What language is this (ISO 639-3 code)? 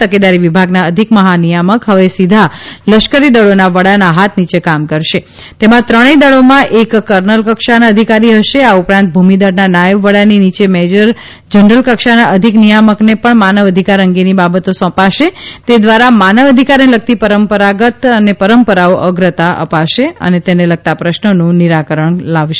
guj